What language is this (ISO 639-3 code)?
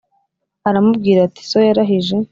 kin